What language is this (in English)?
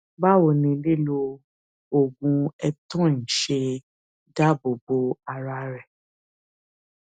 Yoruba